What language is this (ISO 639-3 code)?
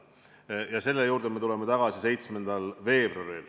est